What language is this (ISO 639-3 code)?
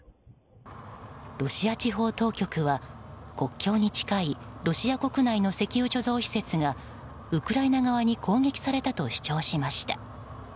jpn